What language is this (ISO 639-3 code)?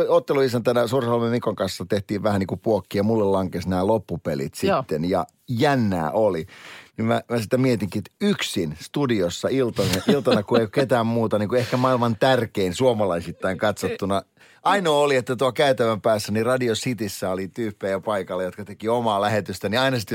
fin